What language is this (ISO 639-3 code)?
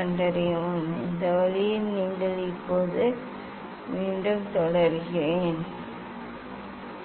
tam